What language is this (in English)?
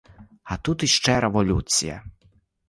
Ukrainian